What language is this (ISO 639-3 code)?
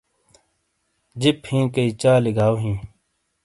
scl